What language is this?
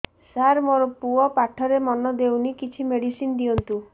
Odia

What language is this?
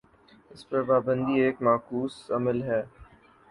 Urdu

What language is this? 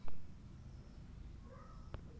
Bangla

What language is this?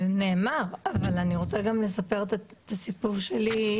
Hebrew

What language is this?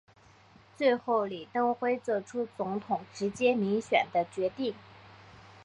Chinese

